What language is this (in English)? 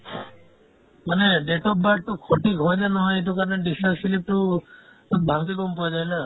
Assamese